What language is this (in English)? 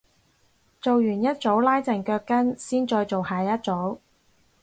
Cantonese